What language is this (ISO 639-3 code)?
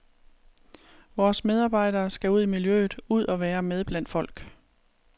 dan